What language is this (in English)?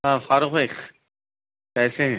Urdu